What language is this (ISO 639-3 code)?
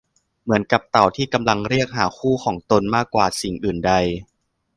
tha